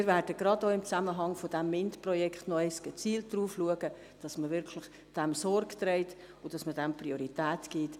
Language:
Swiss German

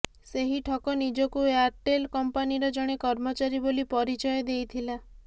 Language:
Odia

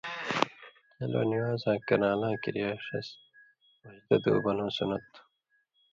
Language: Indus Kohistani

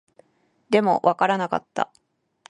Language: Japanese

